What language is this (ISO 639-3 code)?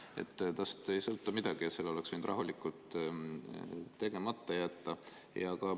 est